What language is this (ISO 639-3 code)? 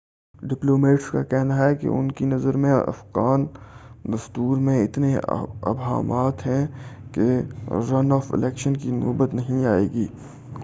urd